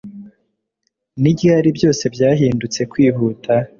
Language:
Kinyarwanda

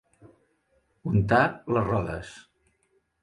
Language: Catalan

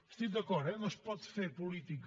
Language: Catalan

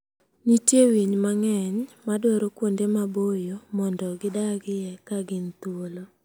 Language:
Luo (Kenya and Tanzania)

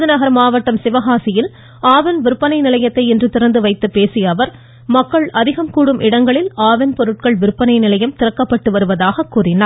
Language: Tamil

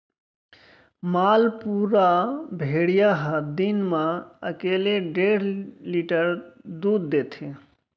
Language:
Chhattisgarhi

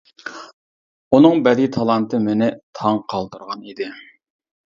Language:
Uyghur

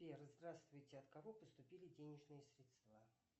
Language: Russian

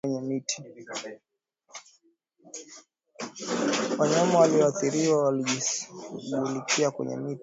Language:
Swahili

